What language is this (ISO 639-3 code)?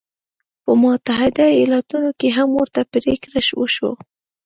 pus